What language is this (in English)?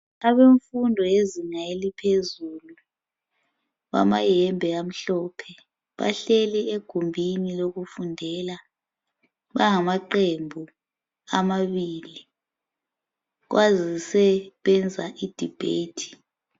North Ndebele